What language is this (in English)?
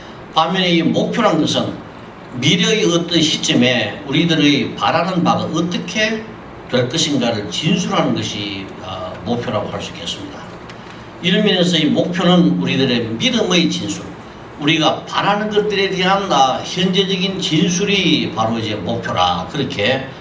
Korean